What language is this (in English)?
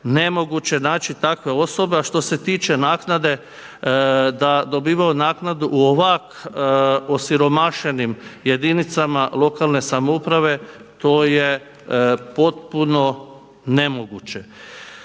Croatian